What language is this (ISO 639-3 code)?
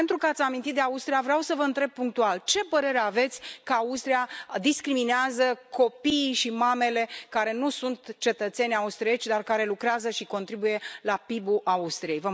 ron